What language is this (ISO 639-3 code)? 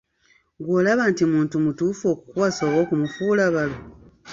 lug